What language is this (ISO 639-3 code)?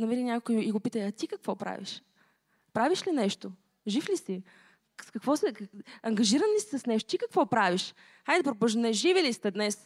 bul